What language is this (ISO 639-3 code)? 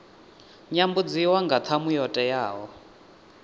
ven